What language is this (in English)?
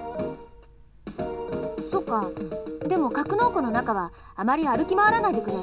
Japanese